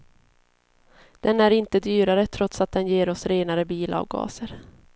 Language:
Swedish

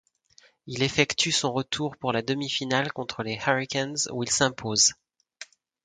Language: French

